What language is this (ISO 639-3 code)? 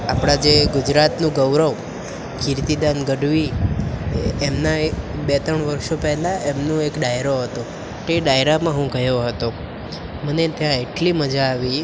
guj